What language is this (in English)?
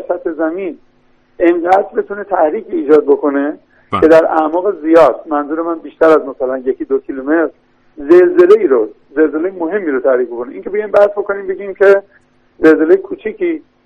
Persian